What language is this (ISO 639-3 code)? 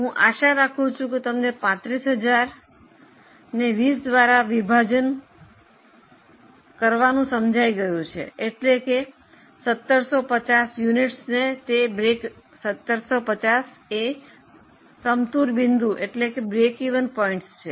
guj